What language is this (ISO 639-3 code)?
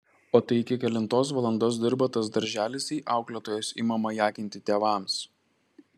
lit